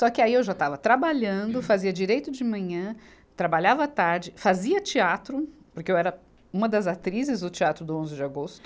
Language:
Portuguese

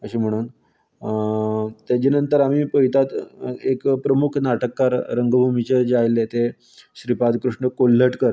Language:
Konkani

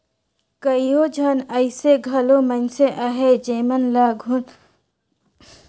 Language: Chhattisgarhi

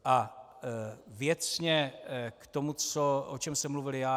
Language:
Czech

